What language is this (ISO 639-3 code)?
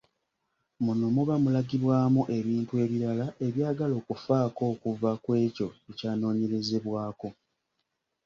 lug